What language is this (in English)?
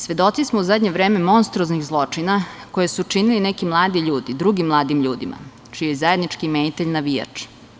Serbian